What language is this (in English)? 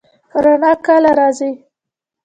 Pashto